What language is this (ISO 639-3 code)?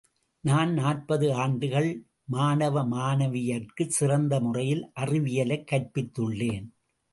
tam